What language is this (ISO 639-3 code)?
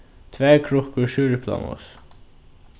fao